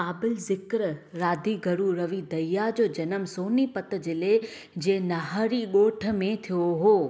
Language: Sindhi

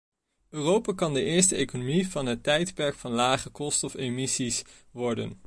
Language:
Dutch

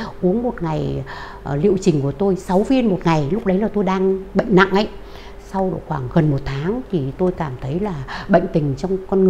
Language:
Vietnamese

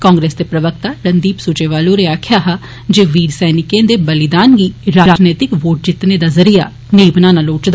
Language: Dogri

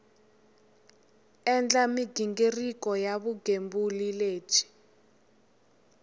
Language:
Tsonga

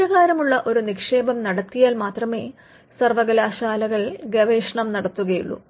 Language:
Malayalam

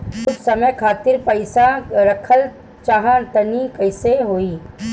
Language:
Bhojpuri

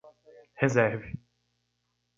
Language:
Portuguese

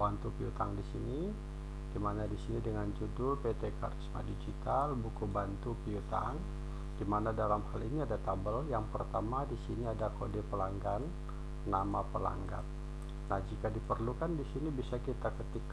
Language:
Indonesian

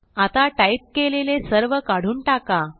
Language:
Marathi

